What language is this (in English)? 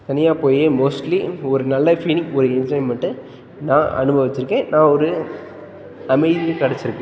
Tamil